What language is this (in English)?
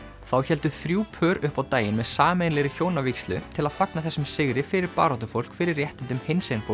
Icelandic